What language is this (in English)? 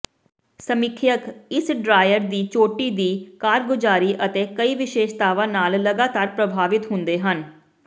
Punjabi